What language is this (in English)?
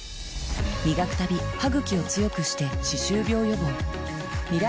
Japanese